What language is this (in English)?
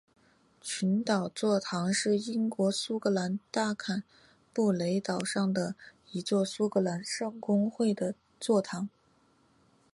Chinese